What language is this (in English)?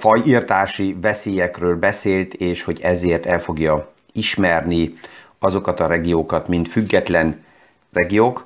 Hungarian